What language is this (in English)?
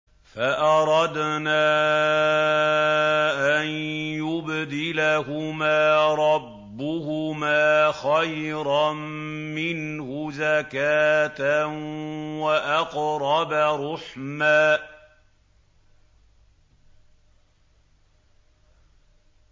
Arabic